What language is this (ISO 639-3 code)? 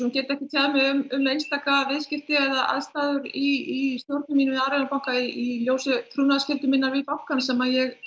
isl